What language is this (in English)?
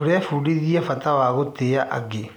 Kikuyu